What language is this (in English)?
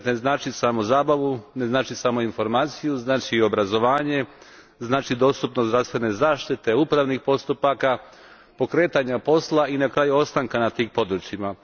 Croatian